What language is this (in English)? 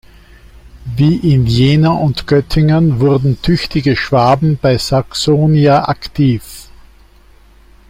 German